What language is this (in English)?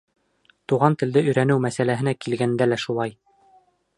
Bashkir